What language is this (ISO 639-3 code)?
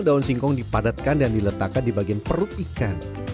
ind